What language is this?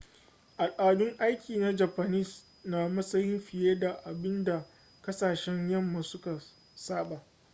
Hausa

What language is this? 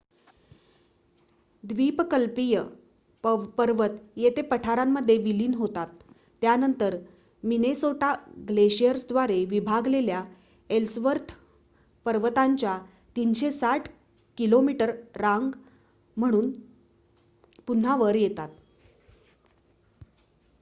Marathi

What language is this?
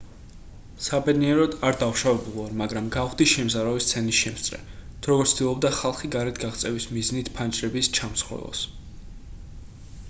Georgian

